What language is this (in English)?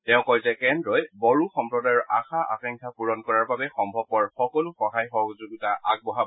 Assamese